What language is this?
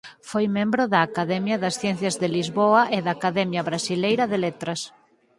Galician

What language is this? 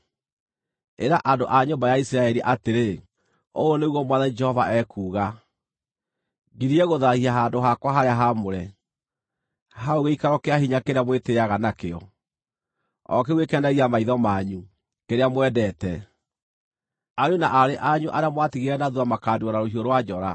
Kikuyu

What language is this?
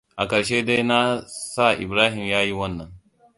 Hausa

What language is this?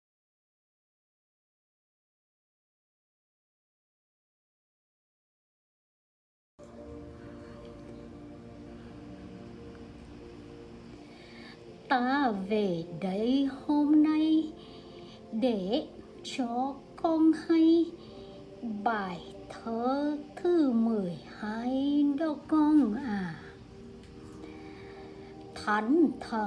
Vietnamese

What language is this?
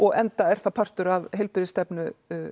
Icelandic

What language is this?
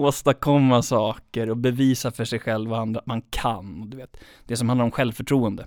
Swedish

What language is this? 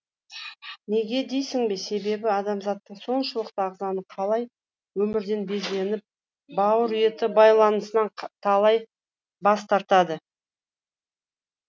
Kazakh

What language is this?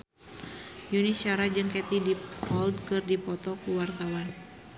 Sundanese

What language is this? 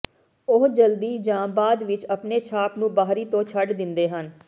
Punjabi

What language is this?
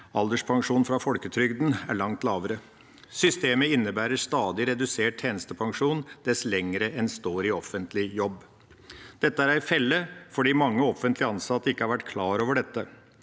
Norwegian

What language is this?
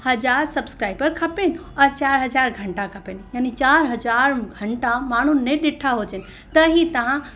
Sindhi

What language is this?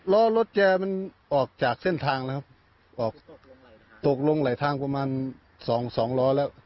Thai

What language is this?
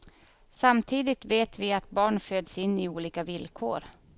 Swedish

